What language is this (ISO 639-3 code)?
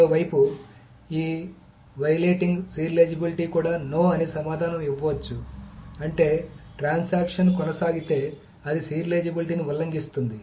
tel